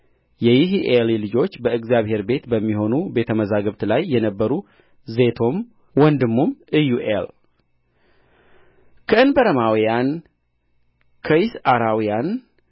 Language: Amharic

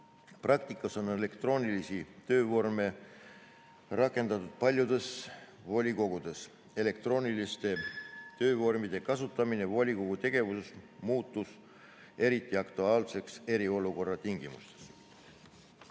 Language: Estonian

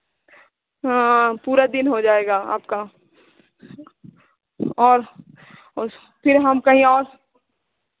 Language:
Hindi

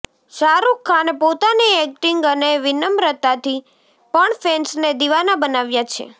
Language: Gujarati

